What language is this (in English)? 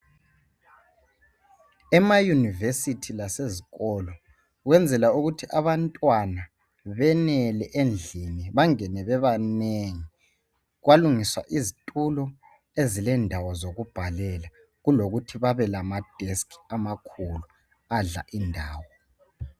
North Ndebele